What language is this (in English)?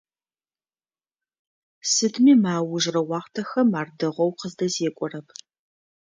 Adyghe